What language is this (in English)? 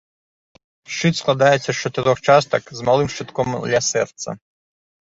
Belarusian